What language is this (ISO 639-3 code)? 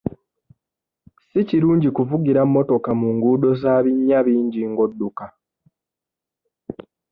lug